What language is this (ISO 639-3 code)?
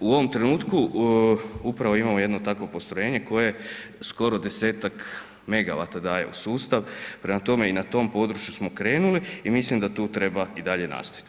hrv